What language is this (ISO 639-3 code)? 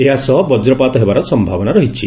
ori